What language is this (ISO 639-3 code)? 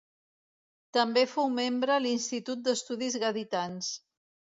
cat